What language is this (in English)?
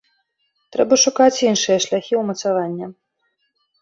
Belarusian